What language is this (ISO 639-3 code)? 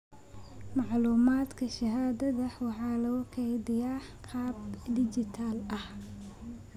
som